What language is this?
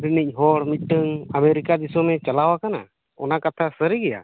Santali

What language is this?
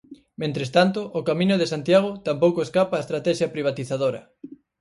Galician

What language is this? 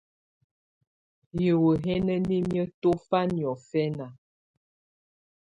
Tunen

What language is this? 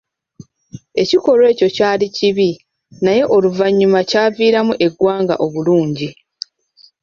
Ganda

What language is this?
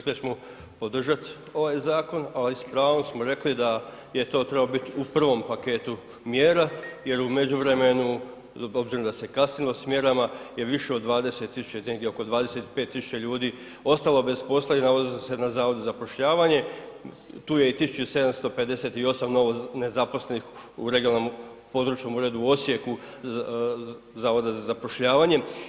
Croatian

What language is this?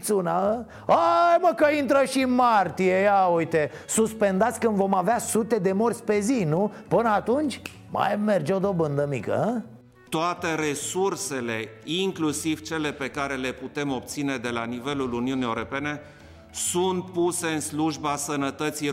Romanian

